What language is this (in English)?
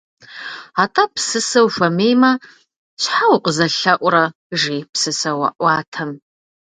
Kabardian